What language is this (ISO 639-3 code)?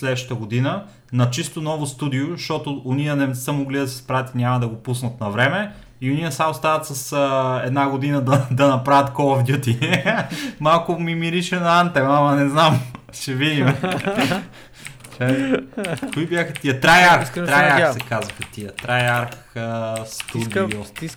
bul